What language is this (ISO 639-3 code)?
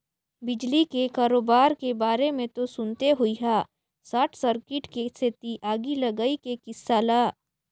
hne